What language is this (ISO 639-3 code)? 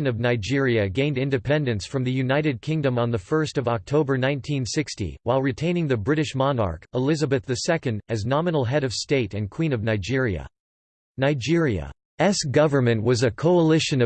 eng